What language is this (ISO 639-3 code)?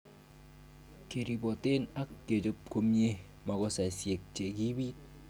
kln